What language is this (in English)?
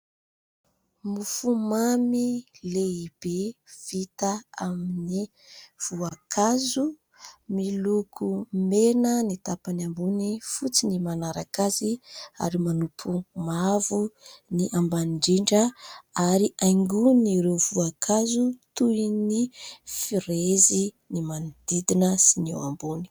Malagasy